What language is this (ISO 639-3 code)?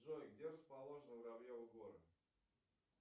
rus